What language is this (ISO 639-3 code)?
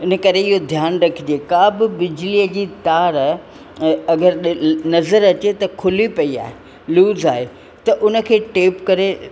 snd